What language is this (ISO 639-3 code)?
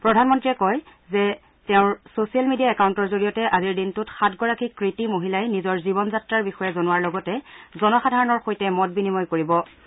asm